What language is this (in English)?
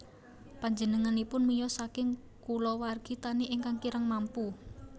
Javanese